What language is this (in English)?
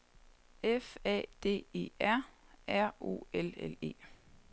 Danish